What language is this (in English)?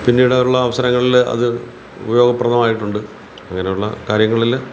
Malayalam